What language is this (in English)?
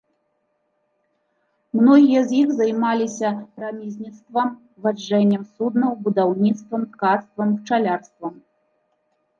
Belarusian